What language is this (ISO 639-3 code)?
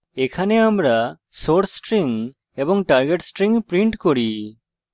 ben